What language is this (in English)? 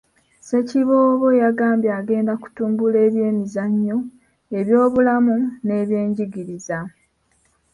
Ganda